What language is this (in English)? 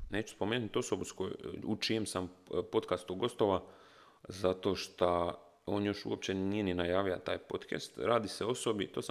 Croatian